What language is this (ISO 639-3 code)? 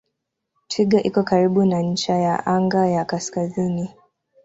swa